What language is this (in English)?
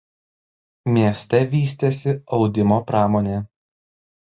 Lithuanian